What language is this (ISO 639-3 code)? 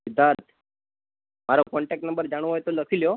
guj